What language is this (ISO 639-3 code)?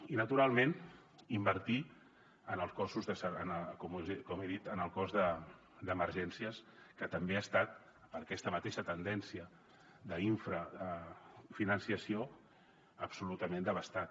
cat